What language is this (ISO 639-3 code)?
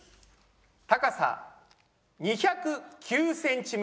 jpn